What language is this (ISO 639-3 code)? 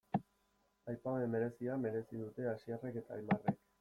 eus